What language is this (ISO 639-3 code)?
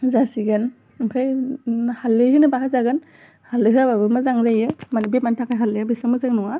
brx